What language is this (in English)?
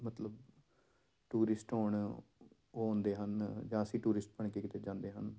Punjabi